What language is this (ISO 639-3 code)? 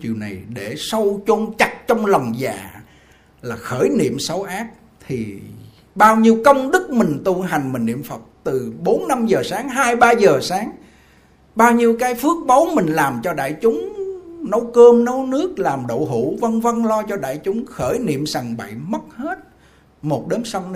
vie